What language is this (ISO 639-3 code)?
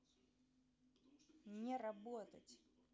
rus